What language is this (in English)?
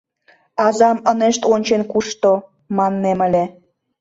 Mari